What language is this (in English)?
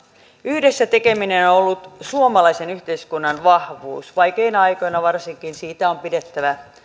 Finnish